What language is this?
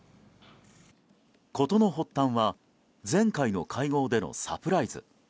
Japanese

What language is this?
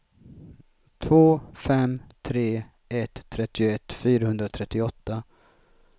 Swedish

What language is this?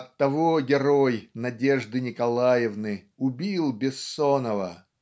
Russian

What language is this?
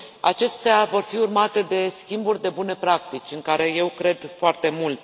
Romanian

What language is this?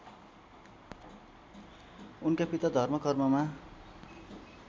Nepali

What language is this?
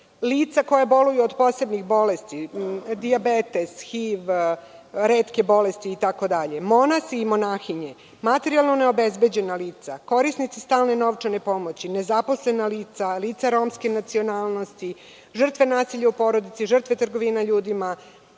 Serbian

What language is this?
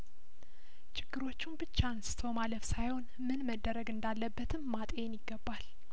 Amharic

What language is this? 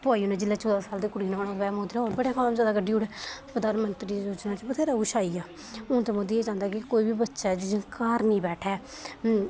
Dogri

